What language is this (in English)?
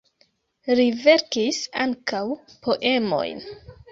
Esperanto